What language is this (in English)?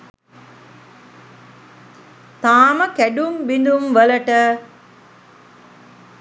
Sinhala